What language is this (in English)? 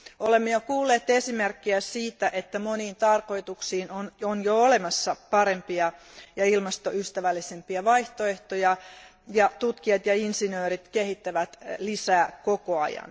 Finnish